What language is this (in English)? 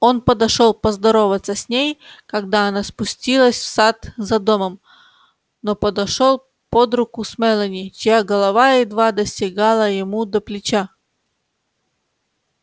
Russian